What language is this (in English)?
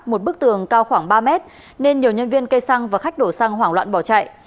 Vietnamese